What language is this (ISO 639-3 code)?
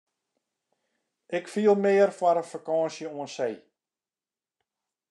fry